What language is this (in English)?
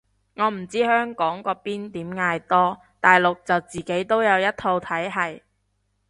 Cantonese